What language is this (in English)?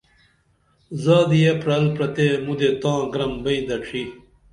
Dameli